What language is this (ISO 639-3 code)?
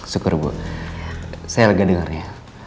ind